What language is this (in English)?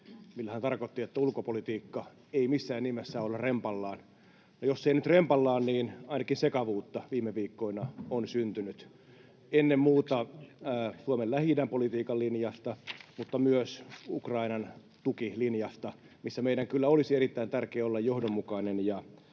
Finnish